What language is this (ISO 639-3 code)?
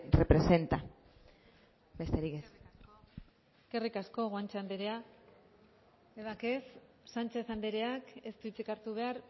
eus